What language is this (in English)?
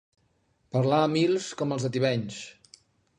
Catalan